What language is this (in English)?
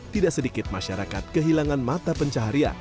Indonesian